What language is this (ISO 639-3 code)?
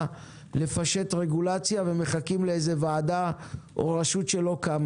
heb